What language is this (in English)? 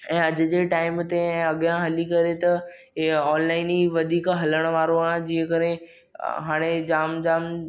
Sindhi